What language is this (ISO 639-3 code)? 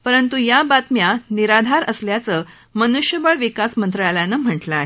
mar